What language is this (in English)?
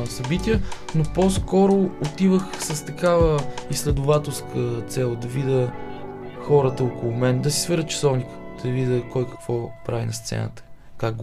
Bulgarian